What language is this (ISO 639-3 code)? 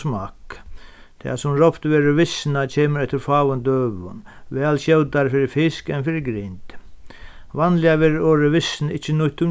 fao